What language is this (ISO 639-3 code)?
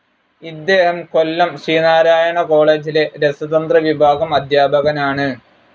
mal